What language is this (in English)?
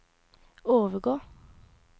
Norwegian